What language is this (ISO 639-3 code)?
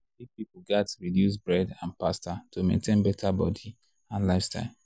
pcm